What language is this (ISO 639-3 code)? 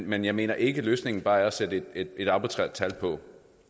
dan